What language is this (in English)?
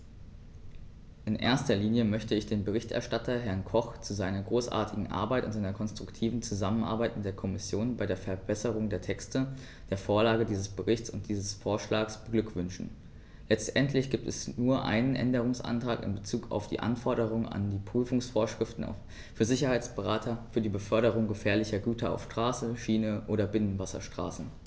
German